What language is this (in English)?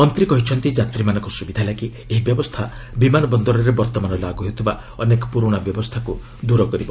Odia